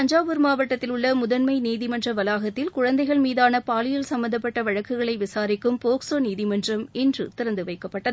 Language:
Tamil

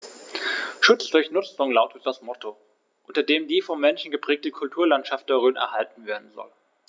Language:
German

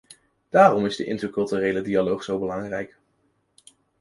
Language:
Dutch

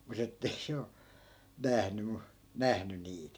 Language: Finnish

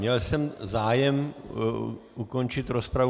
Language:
Czech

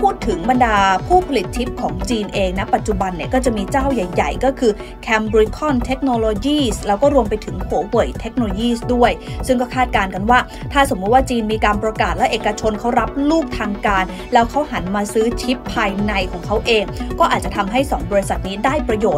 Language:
Thai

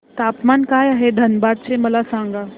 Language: Marathi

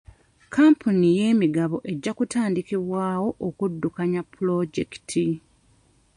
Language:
Ganda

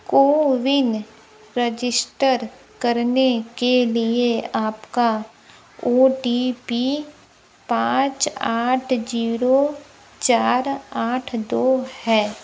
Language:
Hindi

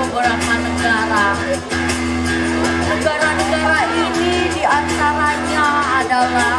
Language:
Indonesian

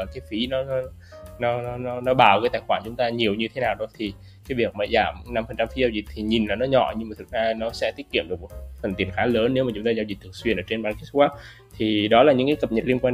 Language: Vietnamese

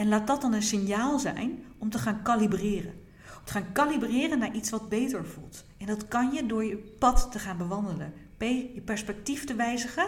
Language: Dutch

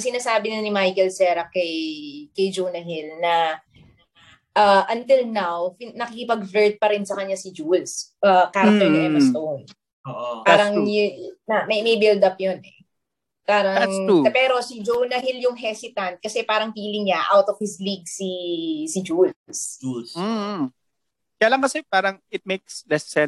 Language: Filipino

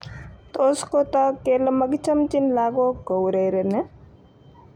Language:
Kalenjin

